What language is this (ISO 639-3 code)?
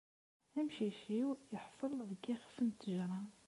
kab